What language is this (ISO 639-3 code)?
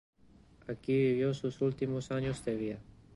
spa